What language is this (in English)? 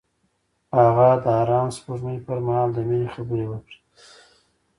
Pashto